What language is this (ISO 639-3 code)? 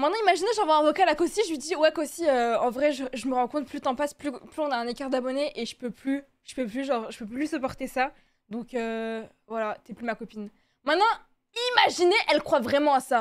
fra